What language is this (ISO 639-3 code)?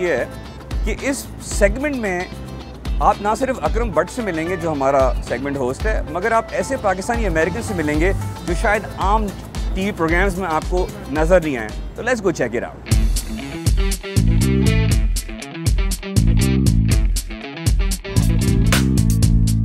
urd